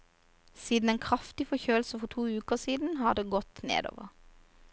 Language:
Norwegian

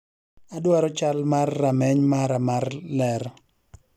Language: Luo (Kenya and Tanzania)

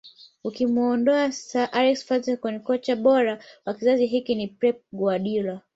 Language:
Swahili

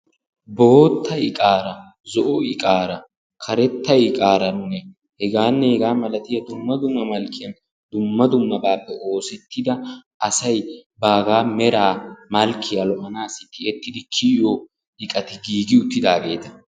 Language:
Wolaytta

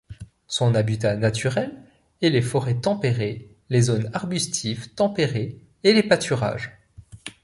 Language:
French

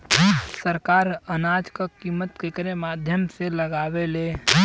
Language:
Bhojpuri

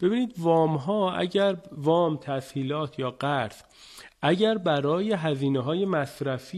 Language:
Persian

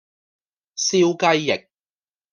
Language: Cantonese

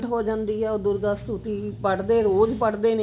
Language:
Punjabi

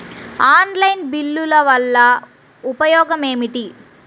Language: Telugu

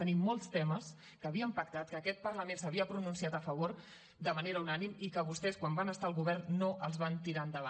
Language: Catalan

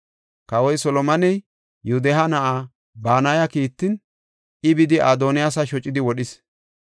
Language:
Gofa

